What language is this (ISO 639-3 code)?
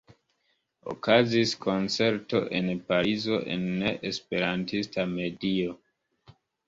epo